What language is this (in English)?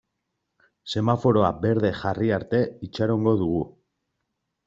Basque